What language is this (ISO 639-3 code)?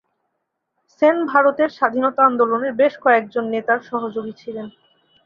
ben